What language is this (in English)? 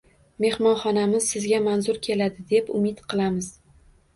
Uzbek